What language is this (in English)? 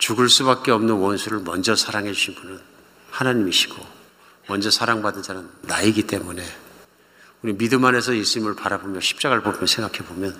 Korean